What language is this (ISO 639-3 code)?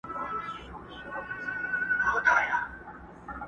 pus